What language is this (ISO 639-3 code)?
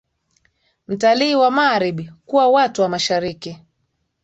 swa